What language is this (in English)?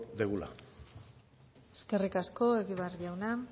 Basque